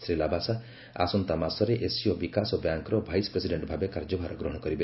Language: Odia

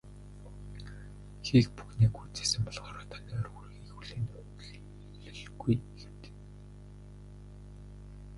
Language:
Mongolian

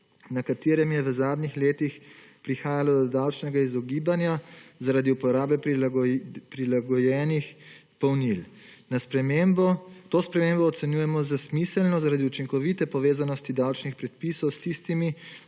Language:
Slovenian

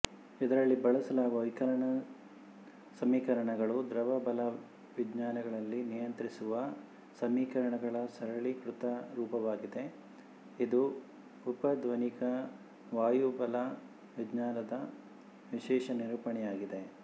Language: Kannada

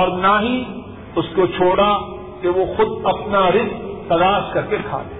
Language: Urdu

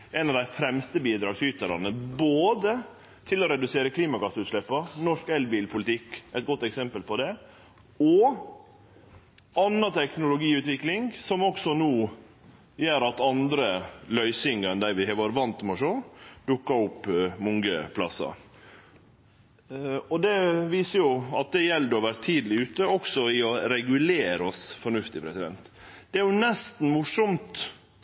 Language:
Norwegian Nynorsk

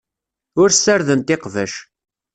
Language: Kabyle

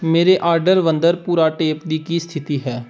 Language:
Punjabi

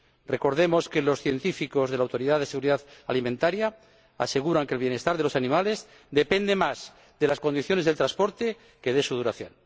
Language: Spanish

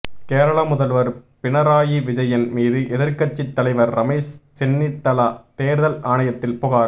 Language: Tamil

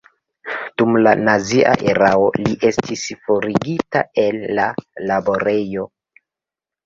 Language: Esperanto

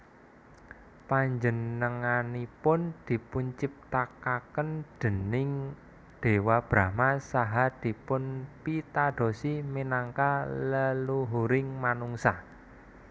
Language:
Javanese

